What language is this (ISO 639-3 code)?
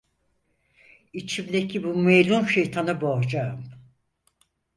tur